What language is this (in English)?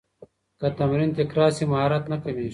Pashto